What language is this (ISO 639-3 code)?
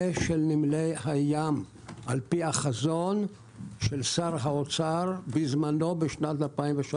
heb